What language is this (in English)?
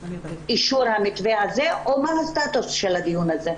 Hebrew